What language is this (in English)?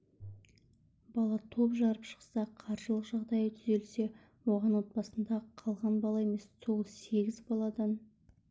Kazakh